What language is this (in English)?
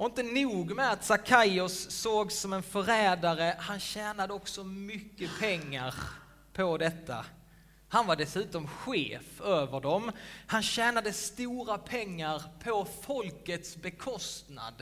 Swedish